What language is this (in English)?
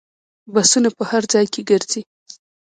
Pashto